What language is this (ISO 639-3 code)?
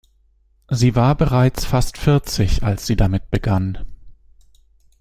deu